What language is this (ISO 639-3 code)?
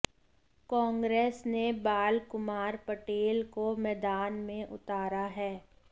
hin